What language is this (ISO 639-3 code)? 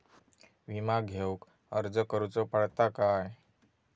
mar